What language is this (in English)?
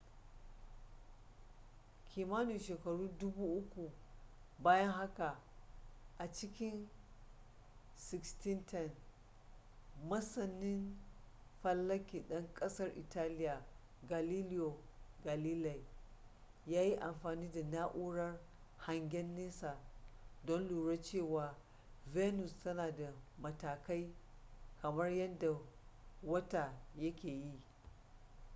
Hausa